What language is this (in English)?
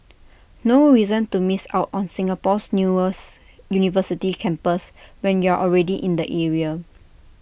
English